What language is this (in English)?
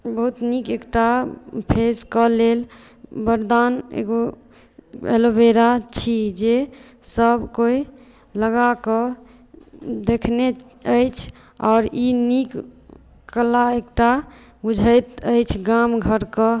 Maithili